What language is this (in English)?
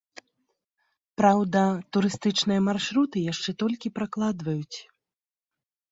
Belarusian